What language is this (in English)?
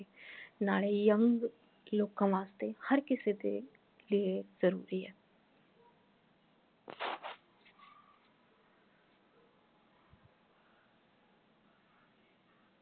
Punjabi